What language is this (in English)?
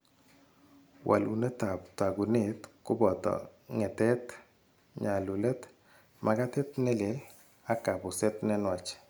Kalenjin